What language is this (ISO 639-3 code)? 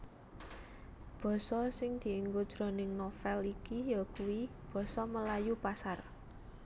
jav